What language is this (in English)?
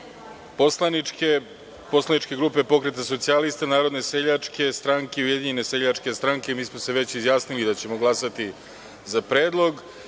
Serbian